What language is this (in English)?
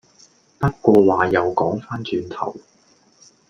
Cantonese